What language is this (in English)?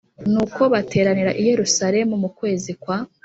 Kinyarwanda